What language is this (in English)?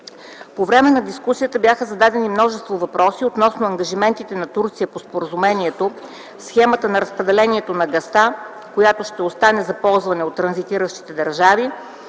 Bulgarian